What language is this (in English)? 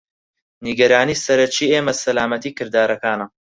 Central Kurdish